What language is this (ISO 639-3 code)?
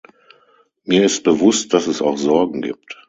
deu